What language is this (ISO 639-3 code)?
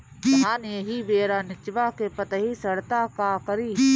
bho